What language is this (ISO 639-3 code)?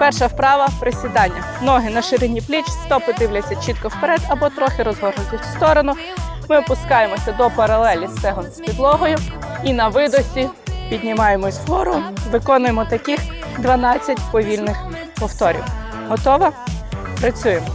ukr